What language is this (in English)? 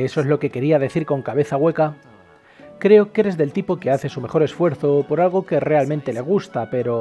Spanish